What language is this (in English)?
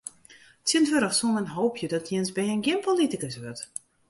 Western Frisian